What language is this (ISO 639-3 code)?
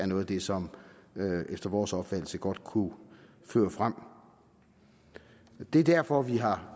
dan